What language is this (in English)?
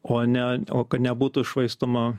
Lithuanian